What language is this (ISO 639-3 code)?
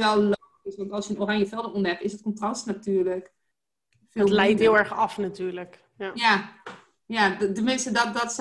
nld